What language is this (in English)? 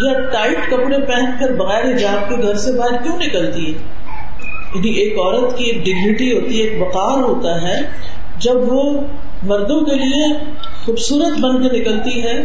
Urdu